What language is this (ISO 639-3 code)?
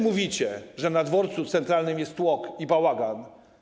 pol